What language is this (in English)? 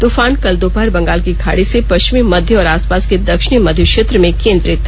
Hindi